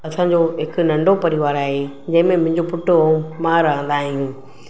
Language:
Sindhi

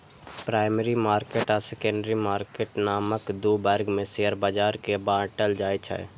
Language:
Maithili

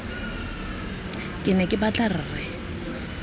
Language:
Tswana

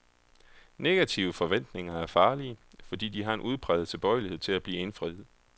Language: Danish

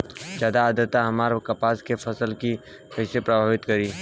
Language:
Bhojpuri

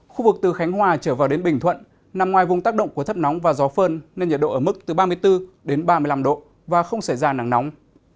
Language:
Vietnamese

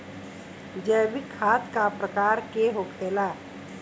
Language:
Bhojpuri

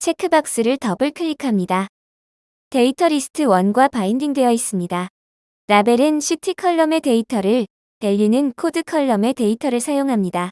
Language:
Korean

